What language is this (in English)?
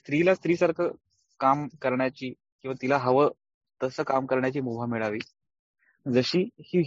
Marathi